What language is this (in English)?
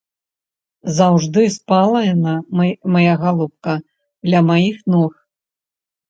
Belarusian